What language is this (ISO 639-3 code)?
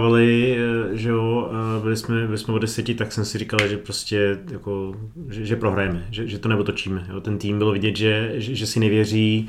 ces